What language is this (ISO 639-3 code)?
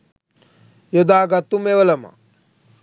sin